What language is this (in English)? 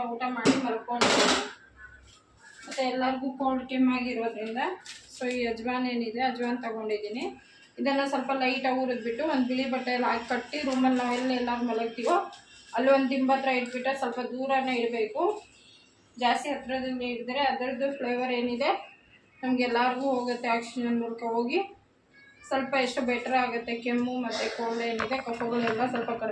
Romanian